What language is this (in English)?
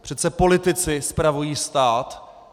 Czech